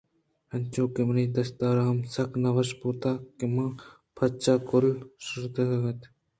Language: Eastern Balochi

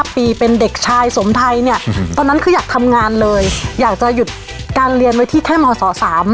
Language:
Thai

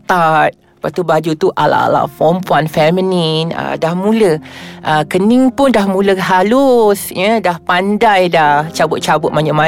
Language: Malay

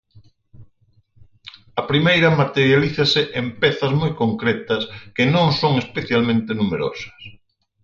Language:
Galician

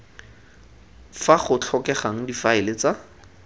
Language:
Tswana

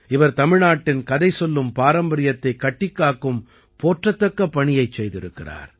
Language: Tamil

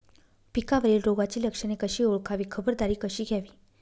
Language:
Marathi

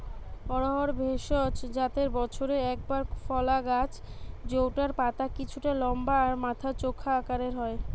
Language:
Bangla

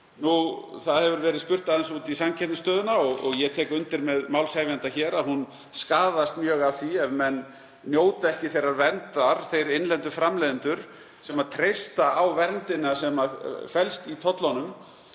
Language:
Icelandic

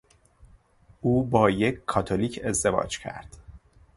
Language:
Persian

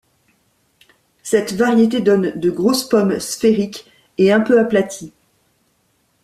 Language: French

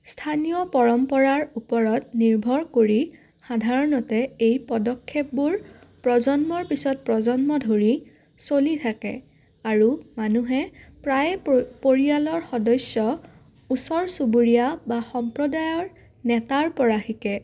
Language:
Assamese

